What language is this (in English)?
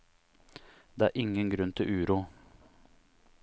Norwegian